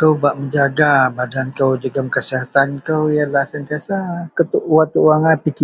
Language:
Central Melanau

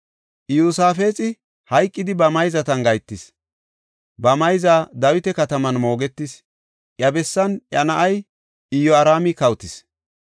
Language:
Gofa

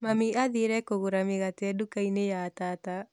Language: Kikuyu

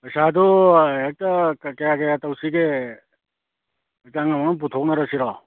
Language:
Manipuri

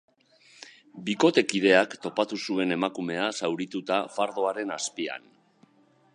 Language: Basque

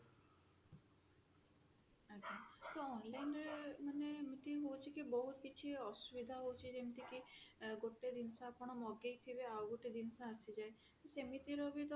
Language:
Odia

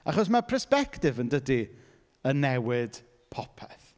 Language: Welsh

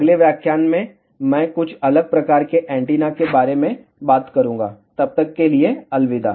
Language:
Hindi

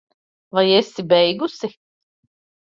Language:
Latvian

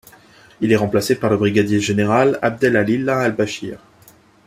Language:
French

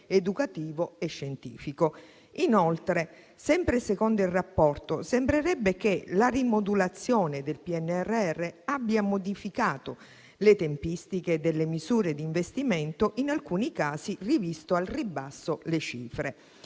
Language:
Italian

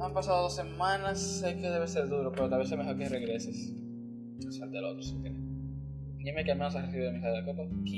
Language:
Spanish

